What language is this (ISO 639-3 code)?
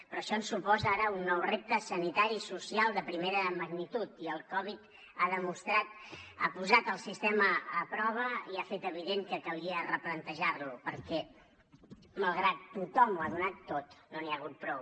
cat